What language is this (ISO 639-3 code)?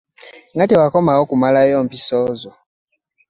lug